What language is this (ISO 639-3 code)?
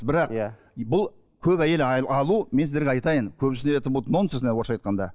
kaz